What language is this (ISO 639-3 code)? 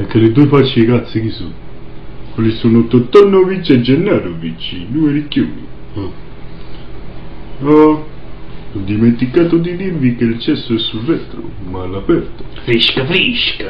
ita